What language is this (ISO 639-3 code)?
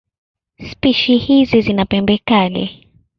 swa